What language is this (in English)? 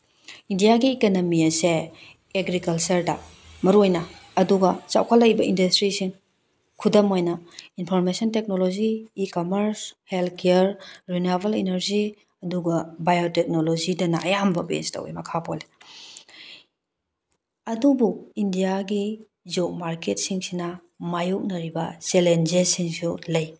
Manipuri